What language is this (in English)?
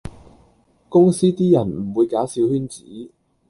Cantonese